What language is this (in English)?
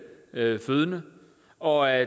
Danish